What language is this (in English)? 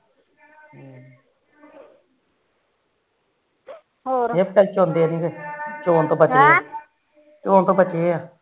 Punjabi